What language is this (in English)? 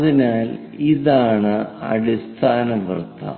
Malayalam